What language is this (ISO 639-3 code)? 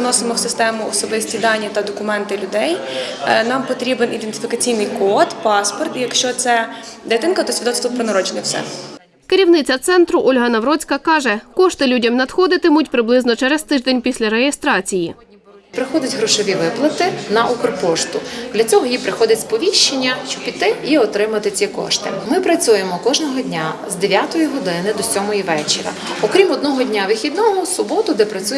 ukr